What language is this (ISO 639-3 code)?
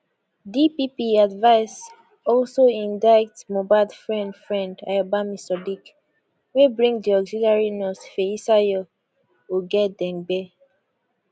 pcm